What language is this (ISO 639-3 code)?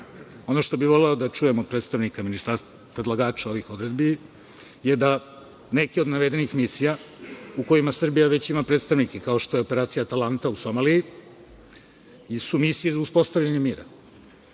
srp